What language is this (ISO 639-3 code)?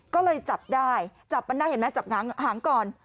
tha